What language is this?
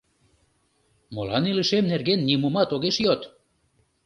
Mari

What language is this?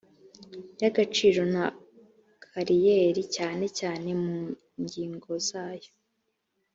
Kinyarwanda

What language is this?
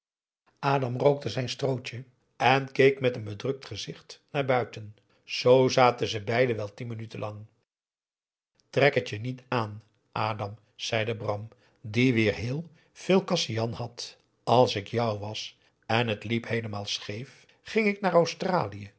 Dutch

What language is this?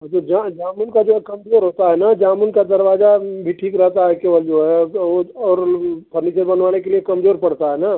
Hindi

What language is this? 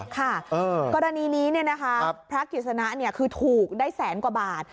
Thai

